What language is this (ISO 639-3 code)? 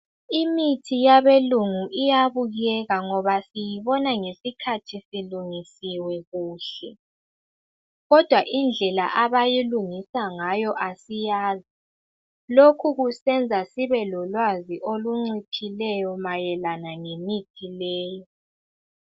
nde